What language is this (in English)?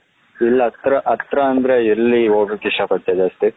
Kannada